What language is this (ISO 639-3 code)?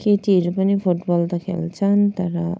nep